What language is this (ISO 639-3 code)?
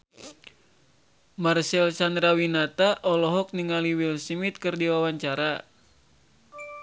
sun